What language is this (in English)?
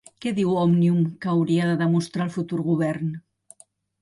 Catalan